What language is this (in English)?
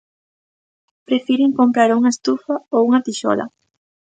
Galician